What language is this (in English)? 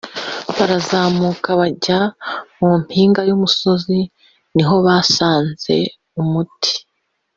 Kinyarwanda